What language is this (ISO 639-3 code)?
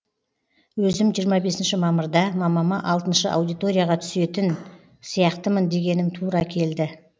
kaz